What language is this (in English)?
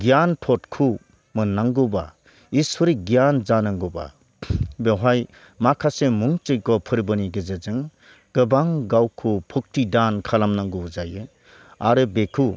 Bodo